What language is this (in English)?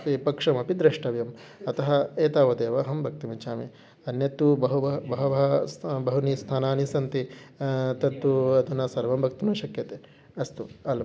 Sanskrit